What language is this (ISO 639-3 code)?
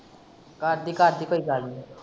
pan